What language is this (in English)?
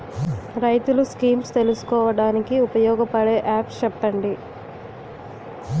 Telugu